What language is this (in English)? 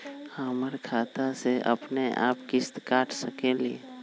Magahi